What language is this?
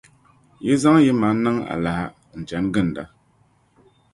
Dagbani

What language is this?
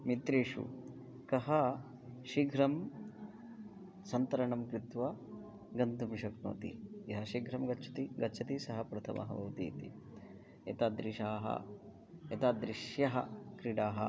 Sanskrit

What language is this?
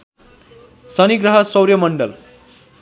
Nepali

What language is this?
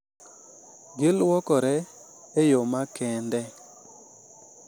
Luo (Kenya and Tanzania)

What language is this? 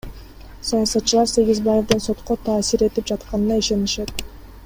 Kyrgyz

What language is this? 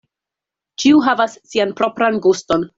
Esperanto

